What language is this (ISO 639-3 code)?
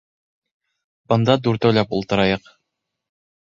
bak